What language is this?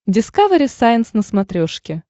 Russian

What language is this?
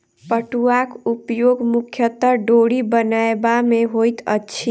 Maithili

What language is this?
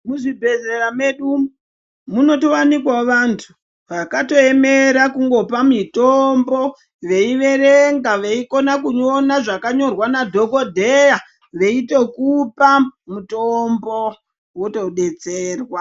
Ndau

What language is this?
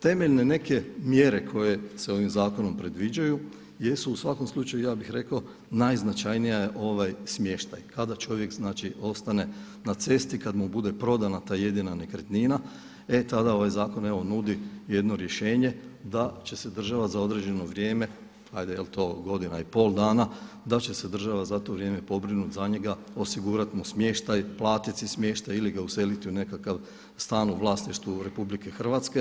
Croatian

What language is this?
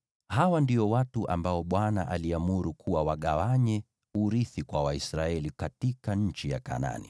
Swahili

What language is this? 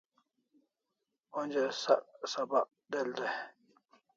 Kalasha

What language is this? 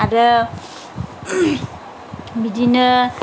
Bodo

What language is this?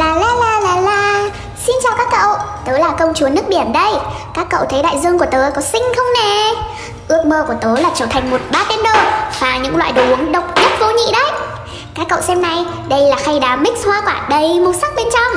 Vietnamese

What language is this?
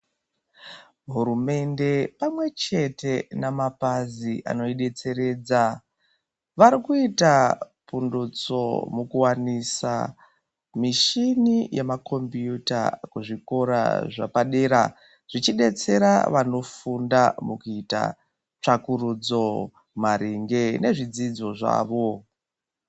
Ndau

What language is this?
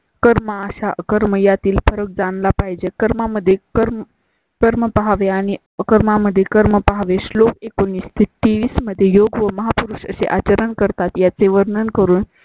Marathi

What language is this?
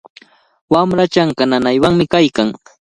Cajatambo North Lima Quechua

